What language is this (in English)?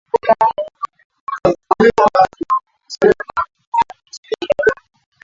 Swahili